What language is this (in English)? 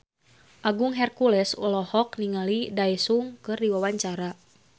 Sundanese